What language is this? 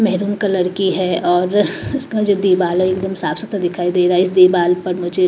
Hindi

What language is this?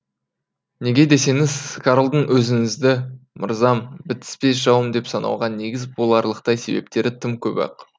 Kazakh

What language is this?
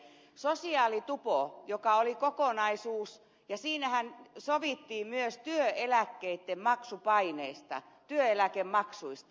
Finnish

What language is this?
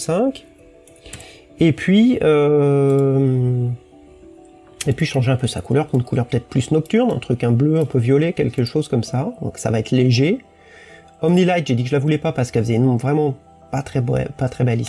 French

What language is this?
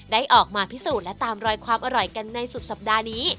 Thai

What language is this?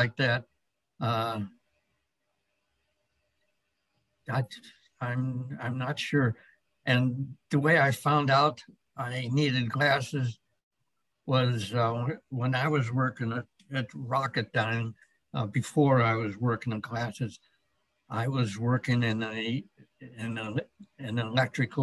English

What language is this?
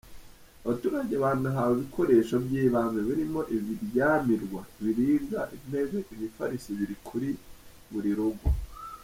Kinyarwanda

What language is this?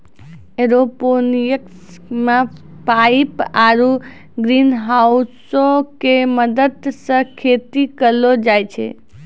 Maithili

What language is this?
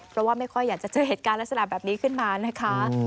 Thai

